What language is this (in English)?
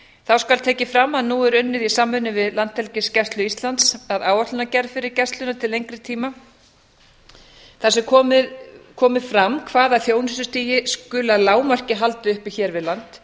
Icelandic